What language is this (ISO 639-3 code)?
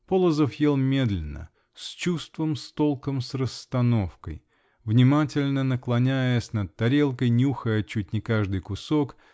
rus